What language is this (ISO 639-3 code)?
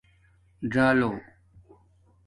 dmk